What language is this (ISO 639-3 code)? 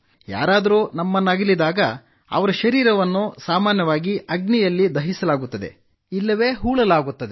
kan